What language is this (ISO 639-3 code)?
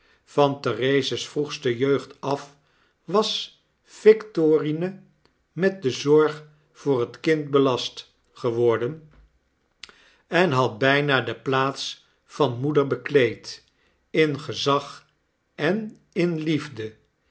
nld